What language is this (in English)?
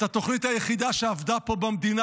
Hebrew